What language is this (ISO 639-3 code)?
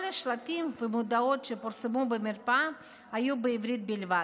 heb